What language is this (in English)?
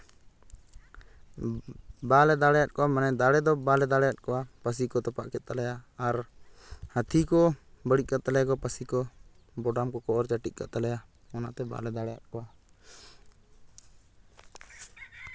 Santali